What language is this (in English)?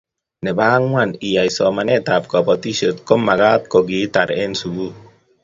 Kalenjin